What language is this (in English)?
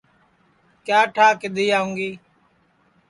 Sansi